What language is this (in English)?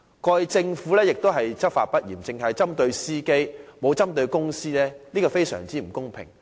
Cantonese